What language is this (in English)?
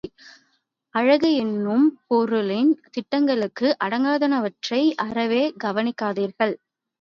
Tamil